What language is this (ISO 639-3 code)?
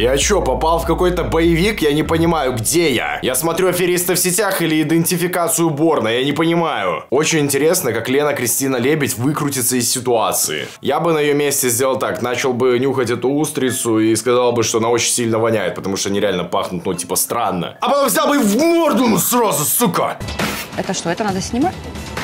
rus